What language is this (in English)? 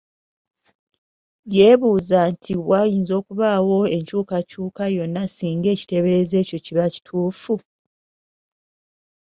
Ganda